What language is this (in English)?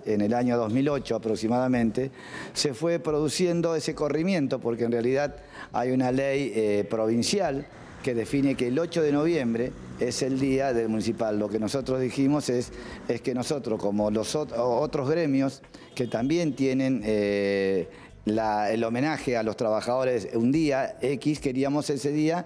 Spanish